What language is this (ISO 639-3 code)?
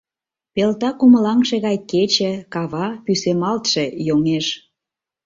chm